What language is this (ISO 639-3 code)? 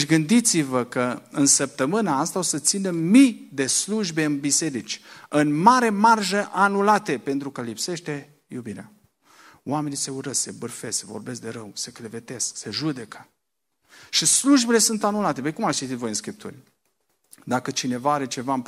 ron